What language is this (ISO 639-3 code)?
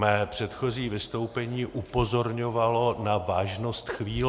ces